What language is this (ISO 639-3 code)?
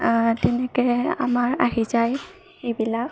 asm